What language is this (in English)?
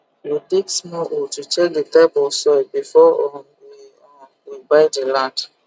Nigerian Pidgin